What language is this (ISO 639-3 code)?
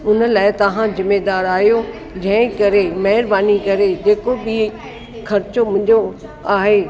snd